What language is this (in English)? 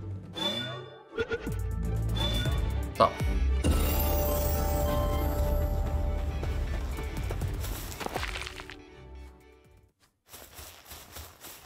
Turkish